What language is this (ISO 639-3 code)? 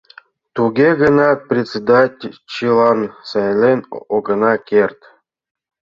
chm